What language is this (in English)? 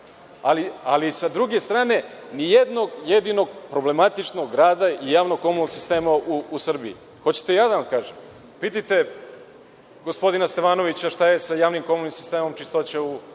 Serbian